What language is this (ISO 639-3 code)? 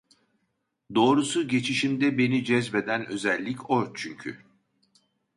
tur